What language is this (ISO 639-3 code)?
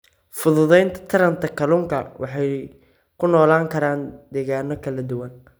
som